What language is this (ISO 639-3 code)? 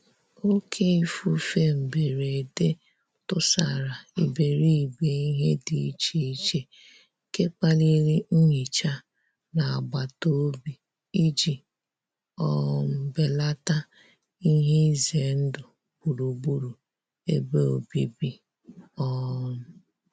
ibo